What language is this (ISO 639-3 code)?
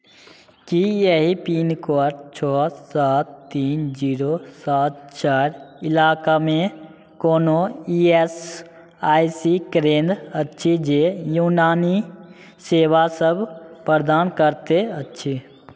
mai